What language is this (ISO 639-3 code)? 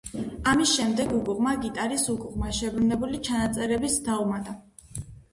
kat